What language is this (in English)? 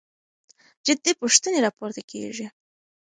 Pashto